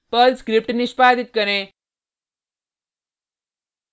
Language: Hindi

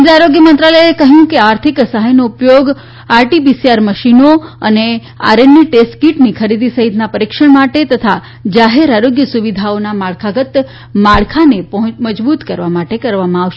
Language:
Gujarati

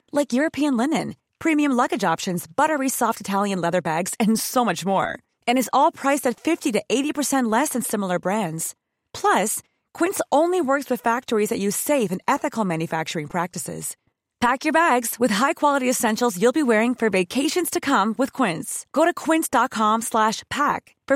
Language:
Swedish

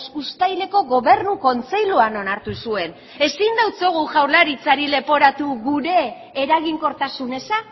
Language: Basque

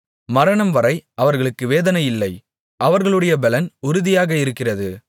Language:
Tamil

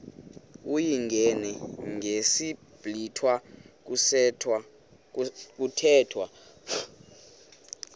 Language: Xhosa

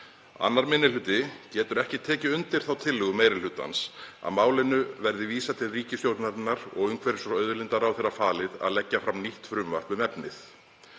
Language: Icelandic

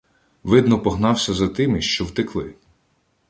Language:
Ukrainian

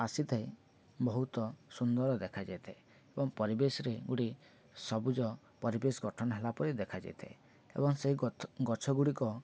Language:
Odia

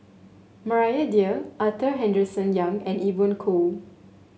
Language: English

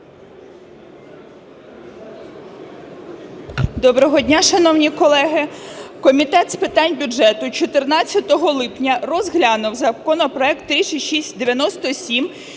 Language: Ukrainian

